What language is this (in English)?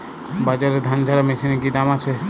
Bangla